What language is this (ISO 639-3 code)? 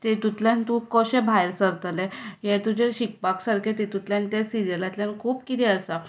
kok